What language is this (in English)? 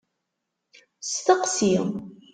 Kabyle